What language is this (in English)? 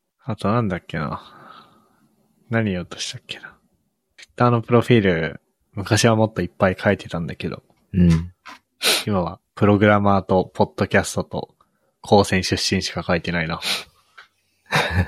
Japanese